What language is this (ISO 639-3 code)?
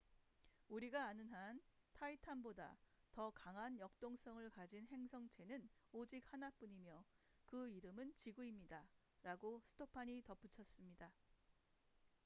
kor